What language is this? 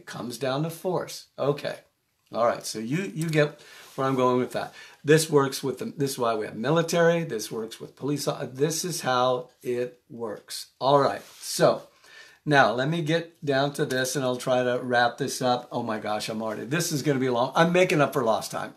English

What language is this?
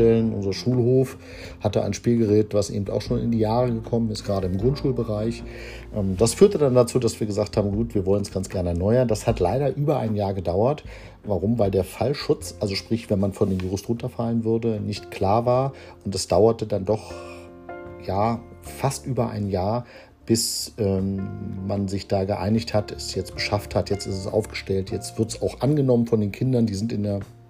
German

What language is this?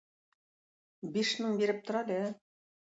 Tatar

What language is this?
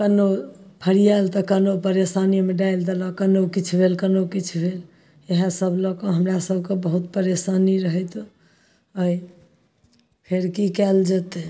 Maithili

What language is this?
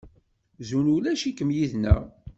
Kabyle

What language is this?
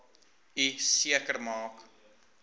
Afrikaans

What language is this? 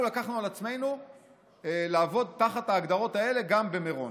Hebrew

